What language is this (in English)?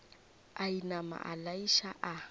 Northern Sotho